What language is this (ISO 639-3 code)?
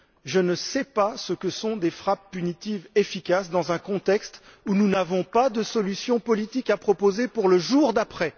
fra